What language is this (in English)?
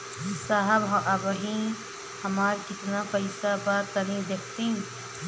Bhojpuri